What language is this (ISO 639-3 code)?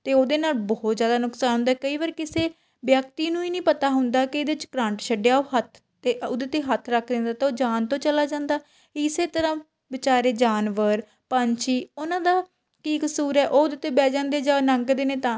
pan